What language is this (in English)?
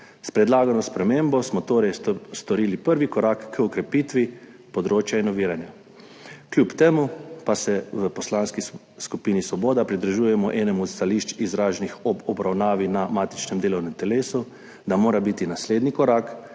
Slovenian